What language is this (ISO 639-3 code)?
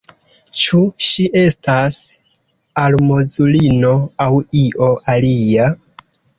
epo